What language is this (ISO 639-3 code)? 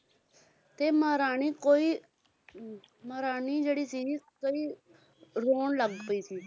pan